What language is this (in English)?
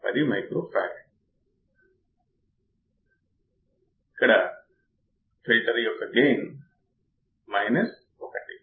Telugu